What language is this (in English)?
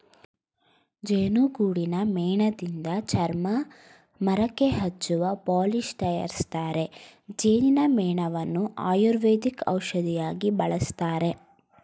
Kannada